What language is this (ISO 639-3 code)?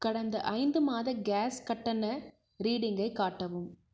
tam